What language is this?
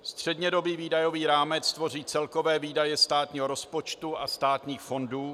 Czech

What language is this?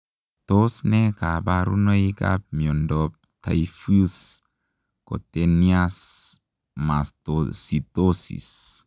Kalenjin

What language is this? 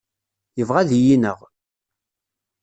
Kabyle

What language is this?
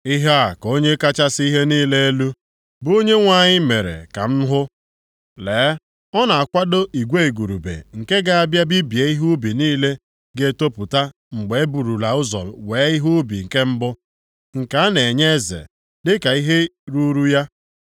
Igbo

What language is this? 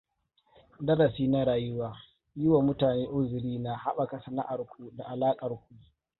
Hausa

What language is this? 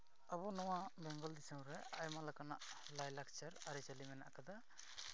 Santali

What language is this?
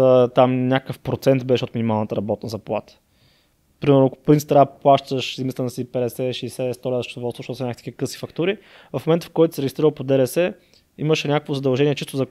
Bulgarian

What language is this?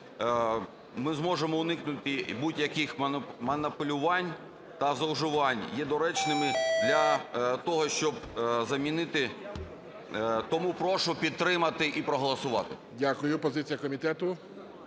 Ukrainian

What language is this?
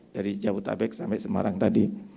Indonesian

